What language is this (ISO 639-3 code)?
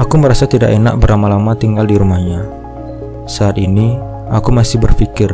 ind